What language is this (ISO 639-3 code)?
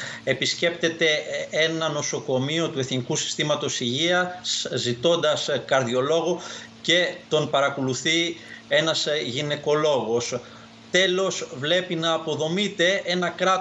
ell